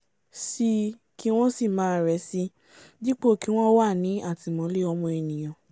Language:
Yoruba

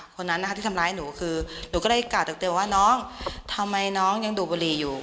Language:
Thai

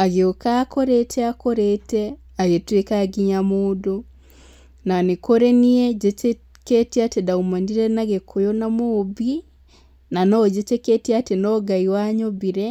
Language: Kikuyu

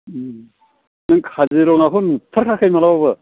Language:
Bodo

